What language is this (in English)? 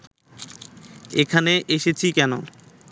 Bangla